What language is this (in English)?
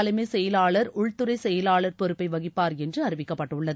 Tamil